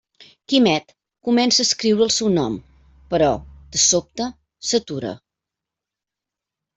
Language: Catalan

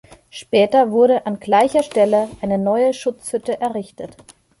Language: German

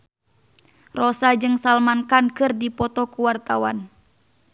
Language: Sundanese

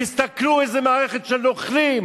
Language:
Hebrew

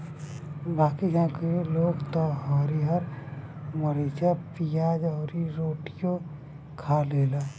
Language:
Bhojpuri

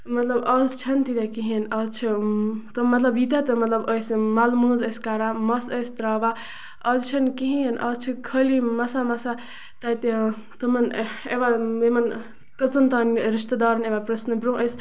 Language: Kashmiri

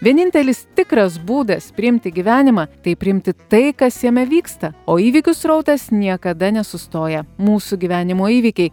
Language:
Lithuanian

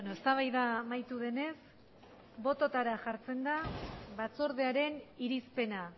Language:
Basque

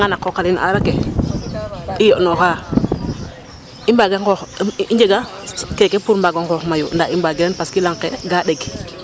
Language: Serer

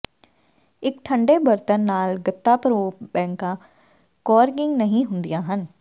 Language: Punjabi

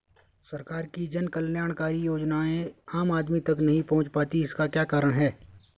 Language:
Hindi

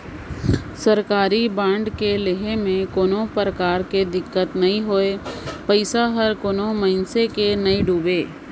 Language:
Chhattisgarhi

